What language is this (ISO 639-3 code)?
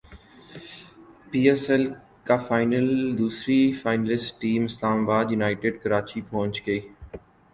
urd